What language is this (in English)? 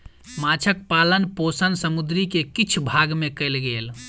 Maithili